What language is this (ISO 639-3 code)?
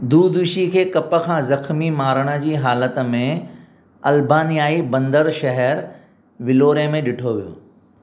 snd